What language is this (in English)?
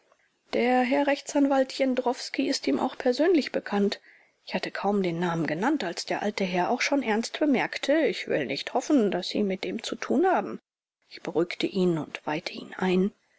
German